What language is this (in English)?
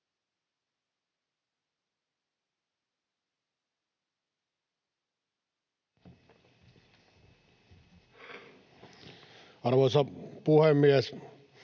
Finnish